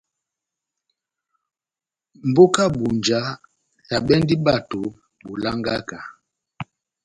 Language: Batanga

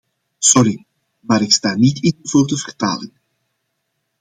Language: Dutch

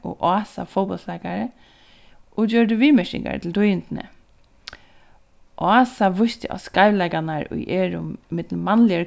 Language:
Faroese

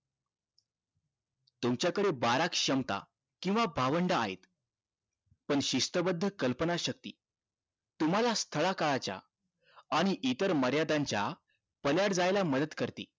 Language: Marathi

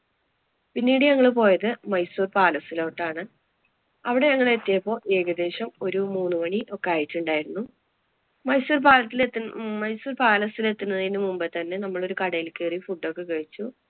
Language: Malayalam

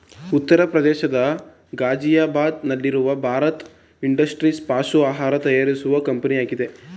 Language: Kannada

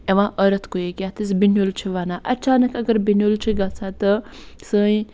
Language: Kashmiri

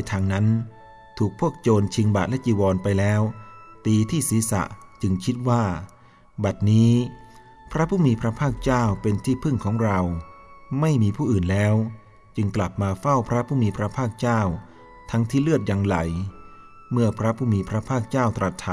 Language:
Thai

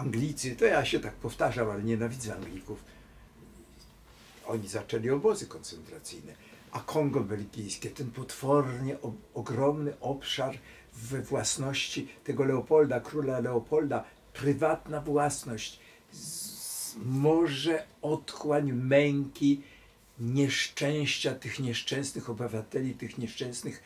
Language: Polish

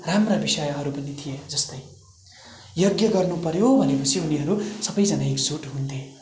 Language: Nepali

